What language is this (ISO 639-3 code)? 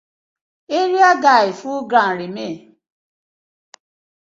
pcm